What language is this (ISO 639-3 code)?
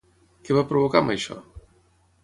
cat